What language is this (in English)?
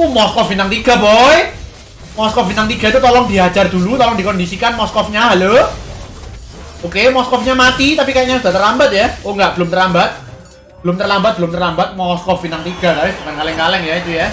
Indonesian